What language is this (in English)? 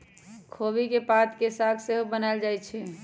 Magahi